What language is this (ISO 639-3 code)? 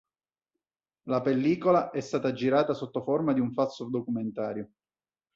ita